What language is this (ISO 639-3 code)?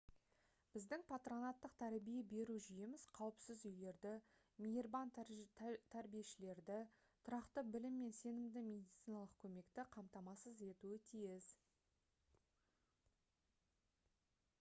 kaz